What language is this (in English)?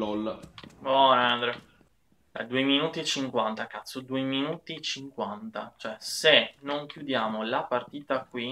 Italian